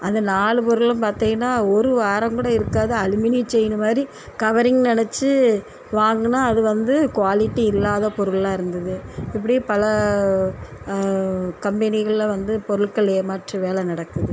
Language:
Tamil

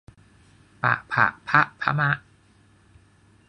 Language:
Thai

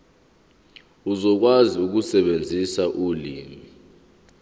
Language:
Zulu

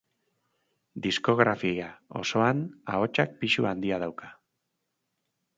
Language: Basque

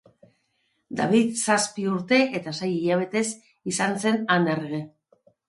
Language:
Basque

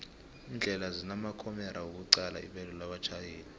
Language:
South Ndebele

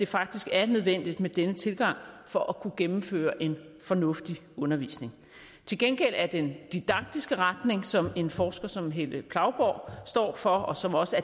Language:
Danish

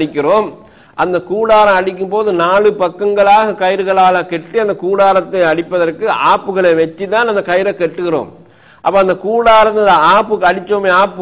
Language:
Tamil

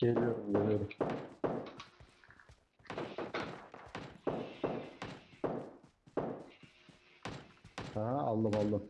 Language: Turkish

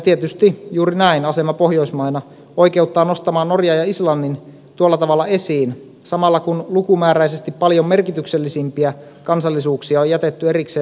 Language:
Finnish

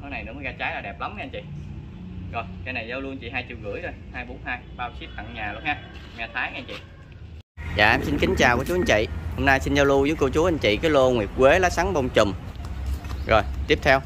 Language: Vietnamese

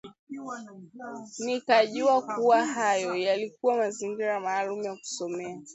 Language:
Swahili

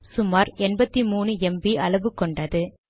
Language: Tamil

